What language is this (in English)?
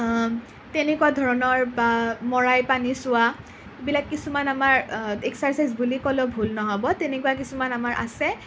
Assamese